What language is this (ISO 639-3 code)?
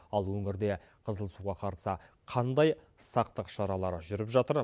kaz